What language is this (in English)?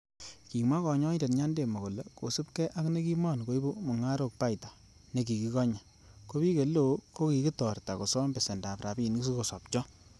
Kalenjin